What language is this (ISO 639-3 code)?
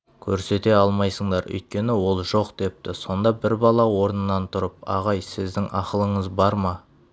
kaz